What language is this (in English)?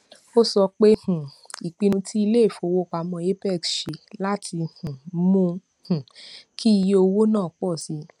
Yoruba